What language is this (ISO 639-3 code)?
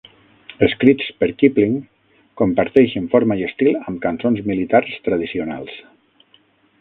cat